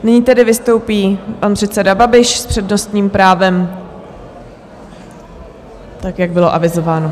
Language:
Czech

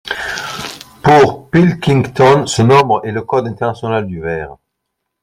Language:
French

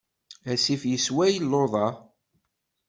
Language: Kabyle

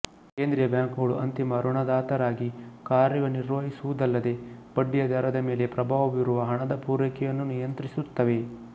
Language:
Kannada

